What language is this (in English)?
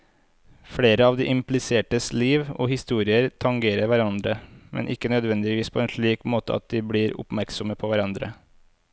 Norwegian